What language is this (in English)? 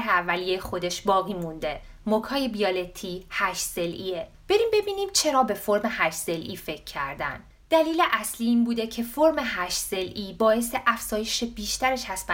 Persian